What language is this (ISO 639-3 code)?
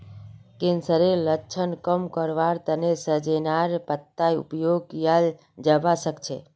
mag